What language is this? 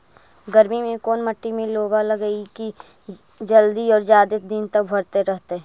Magahi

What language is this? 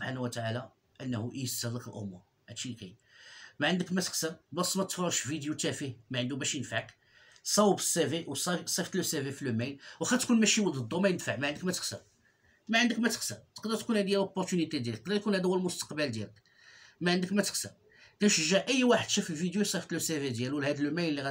Arabic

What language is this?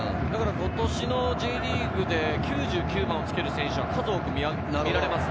Japanese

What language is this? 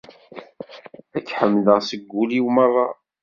Kabyle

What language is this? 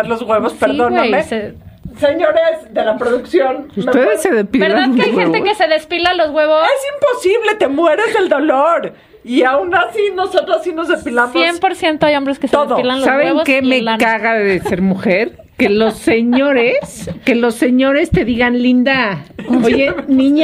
Spanish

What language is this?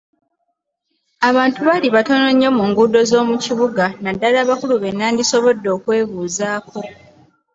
Ganda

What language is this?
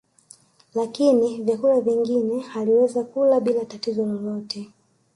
Swahili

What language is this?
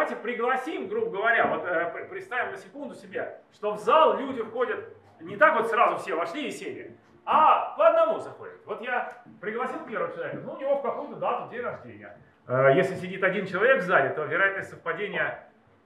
Russian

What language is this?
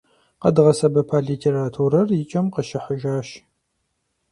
Kabardian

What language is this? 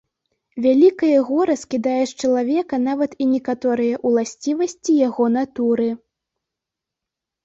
Belarusian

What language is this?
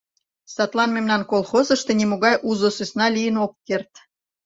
Mari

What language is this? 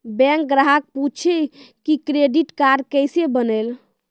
Maithili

